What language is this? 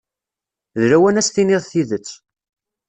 Kabyle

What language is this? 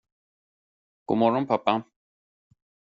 Swedish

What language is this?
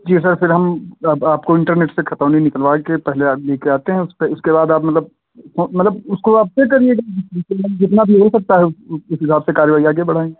Hindi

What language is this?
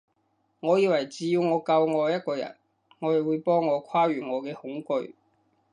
Cantonese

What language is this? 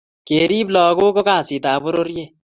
Kalenjin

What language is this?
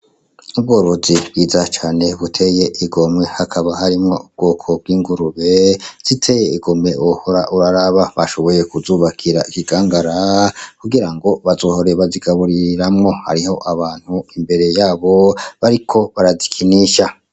Rundi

